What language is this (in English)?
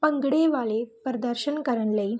Punjabi